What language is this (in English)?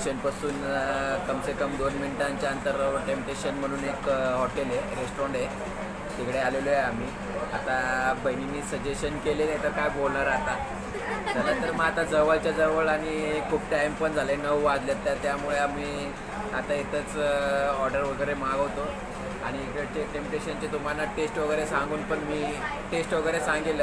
Hindi